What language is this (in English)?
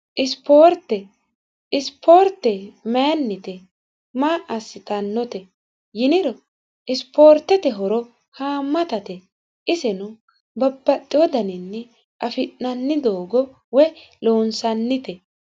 Sidamo